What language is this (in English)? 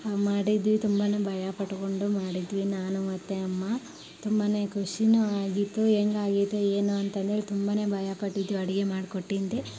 Kannada